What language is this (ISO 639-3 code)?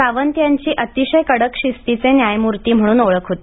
mar